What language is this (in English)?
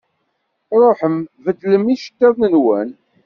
Kabyle